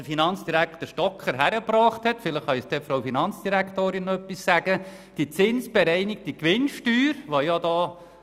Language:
Swiss German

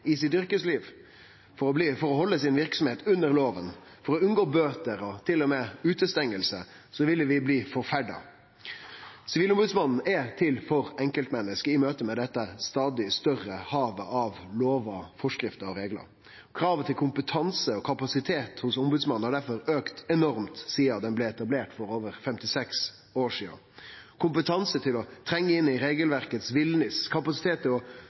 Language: Norwegian Nynorsk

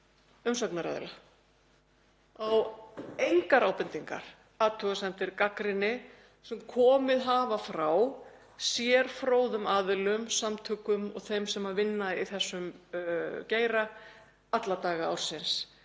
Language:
Icelandic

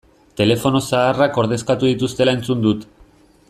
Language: Basque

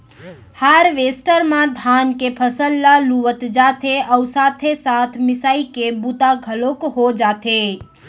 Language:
Chhattisgarhi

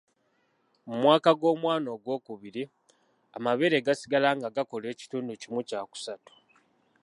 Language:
Ganda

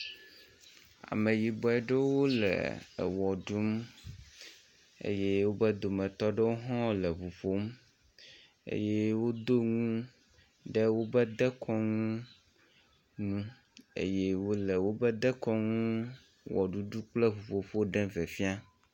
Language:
Ewe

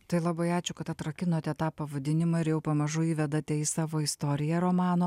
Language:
Lithuanian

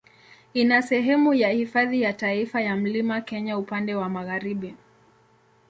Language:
Swahili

